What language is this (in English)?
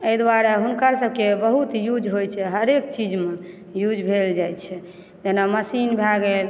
Maithili